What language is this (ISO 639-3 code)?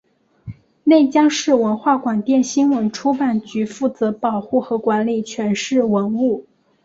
zho